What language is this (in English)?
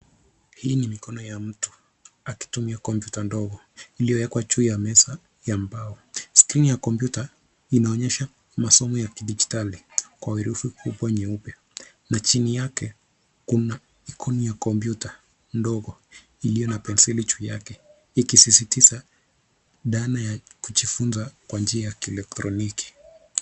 Swahili